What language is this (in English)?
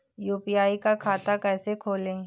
Hindi